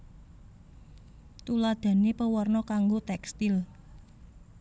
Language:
Javanese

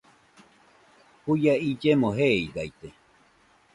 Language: Nüpode Huitoto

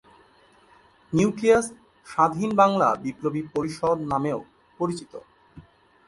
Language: Bangla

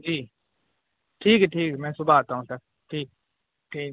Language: Urdu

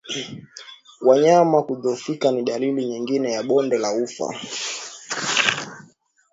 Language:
Swahili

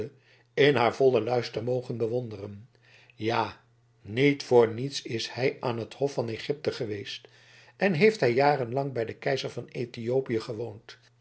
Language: Dutch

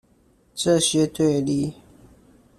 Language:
Chinese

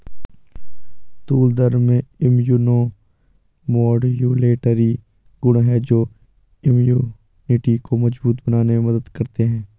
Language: Hindi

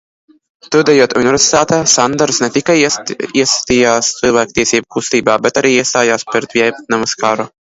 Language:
Latvian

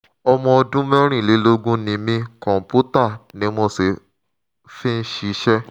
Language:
Yoruba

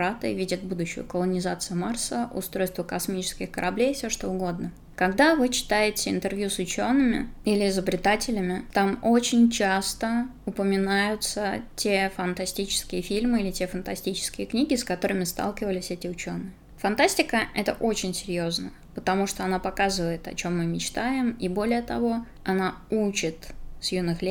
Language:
Russian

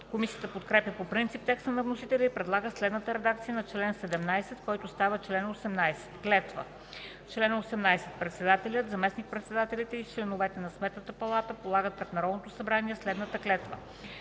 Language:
Bulgarian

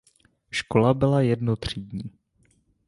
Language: Czech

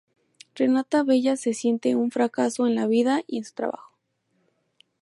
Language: Spanish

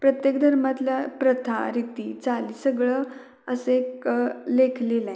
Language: Marathi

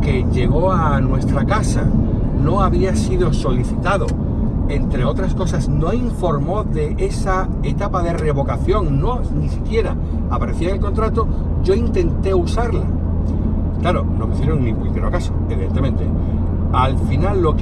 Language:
Spanish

